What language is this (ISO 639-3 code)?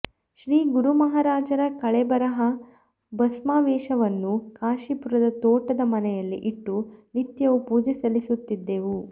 kan